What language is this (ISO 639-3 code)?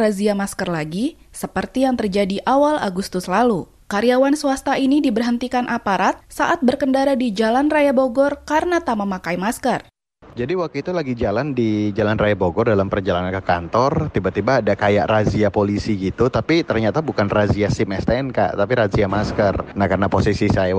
ind